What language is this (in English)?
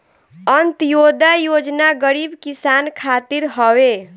Bhojpuri